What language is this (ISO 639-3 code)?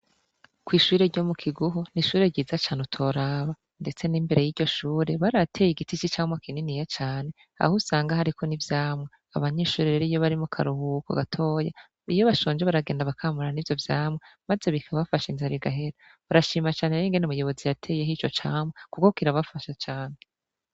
run